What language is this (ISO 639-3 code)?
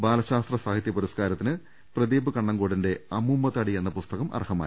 mal